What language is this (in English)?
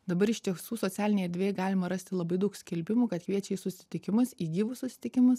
Lithuanian